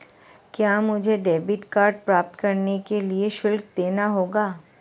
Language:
Hindi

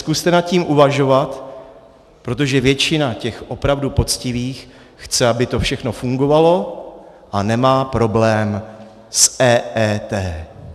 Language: Czech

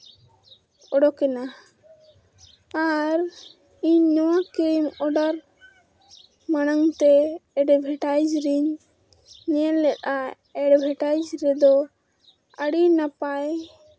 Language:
Santali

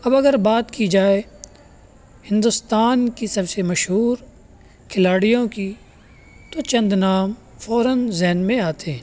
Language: Urdu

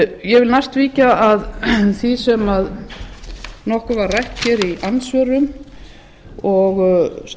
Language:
Icelandic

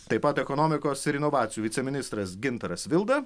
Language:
Lithuanian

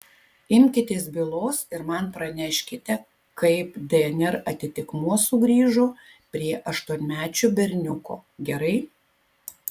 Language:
Lithuanian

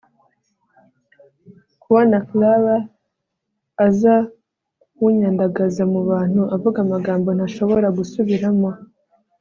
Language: Kinyarwanda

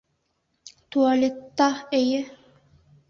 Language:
Bashkir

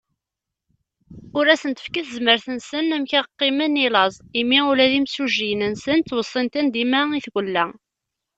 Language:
Kabyle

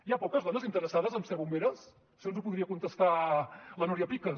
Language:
Catalan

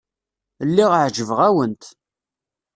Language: Kabyle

